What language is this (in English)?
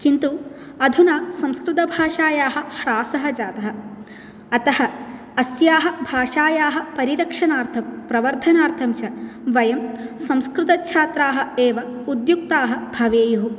Sanskrit